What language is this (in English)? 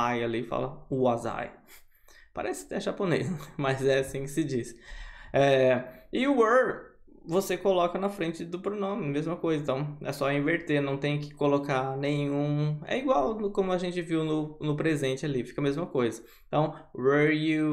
Portuguese